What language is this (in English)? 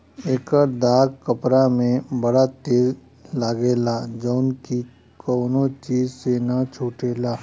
Bhojpuri